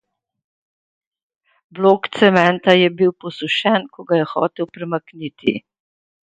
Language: Slovenian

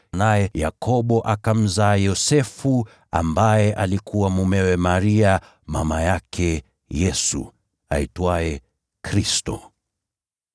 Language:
Swahili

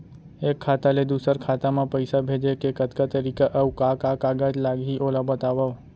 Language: Chhattisgarhi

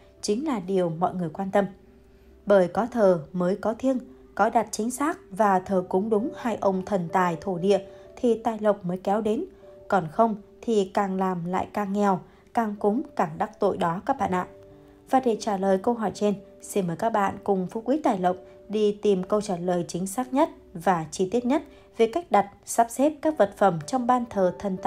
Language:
Vietnamese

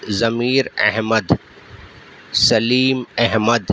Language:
Urdu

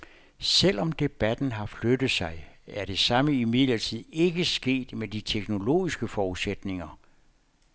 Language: Danish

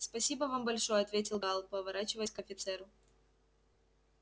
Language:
Russian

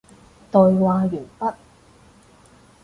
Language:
Cantonese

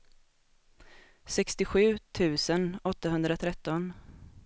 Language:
Swedish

